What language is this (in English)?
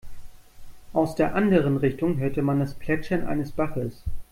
German